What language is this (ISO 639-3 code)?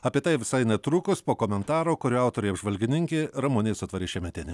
lit